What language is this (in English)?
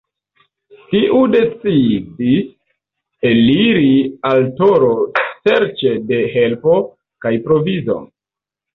Esperanto